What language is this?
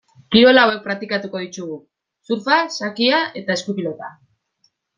Basque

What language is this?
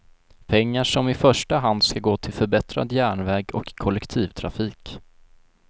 Swedish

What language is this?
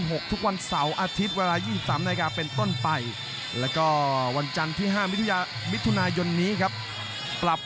Thai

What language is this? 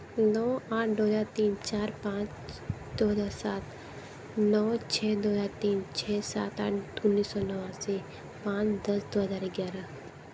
Hindi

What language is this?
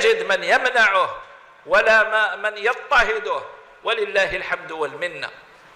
Arabic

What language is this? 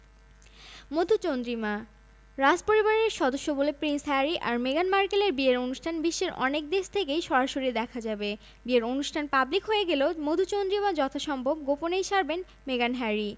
Bangla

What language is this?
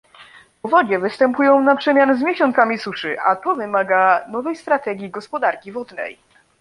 Polish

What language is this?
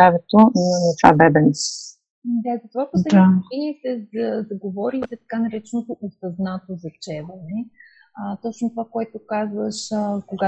Bulgarian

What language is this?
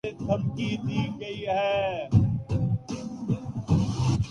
Urdu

